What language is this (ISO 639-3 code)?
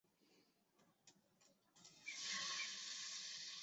zho